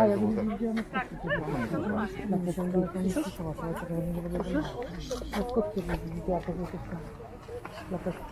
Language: Polish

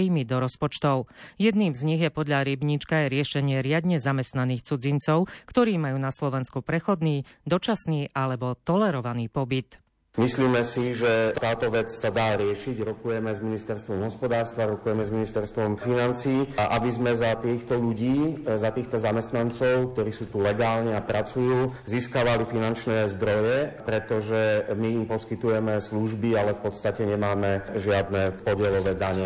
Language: Slovak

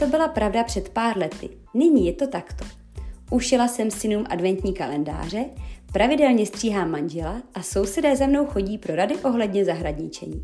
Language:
Czech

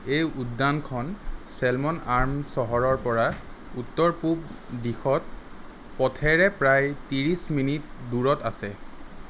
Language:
Assamese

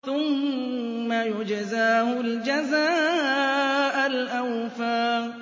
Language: Arabic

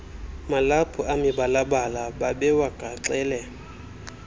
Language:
Xhosa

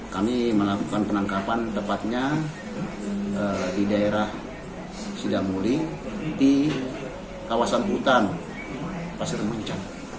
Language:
Indonesian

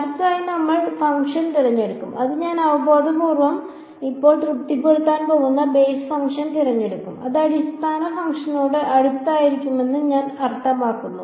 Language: Malayalam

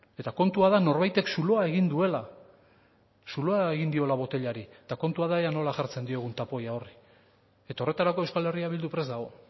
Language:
Basque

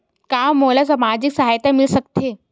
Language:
Chhattisgarhi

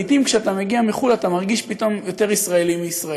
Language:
Hebrew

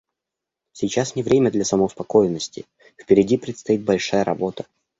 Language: Russian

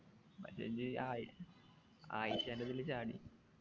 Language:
Malayalam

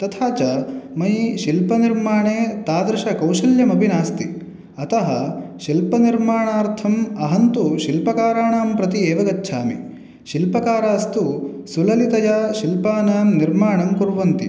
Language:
Sanskrit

